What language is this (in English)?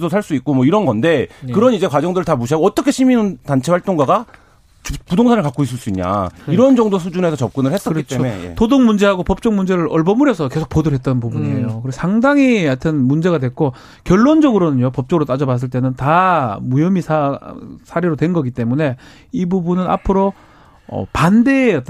Korean